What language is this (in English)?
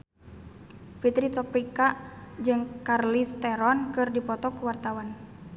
Sundanese